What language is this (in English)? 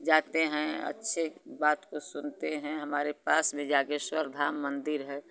Hindi